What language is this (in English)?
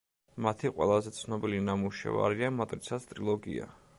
Georgian